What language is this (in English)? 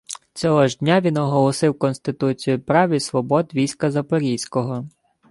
Ukrainian